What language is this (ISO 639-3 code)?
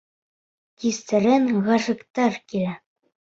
bak